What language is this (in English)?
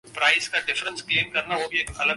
Urdu